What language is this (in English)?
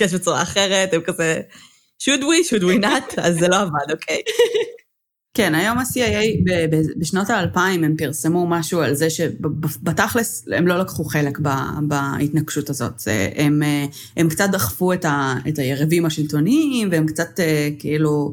Hebrew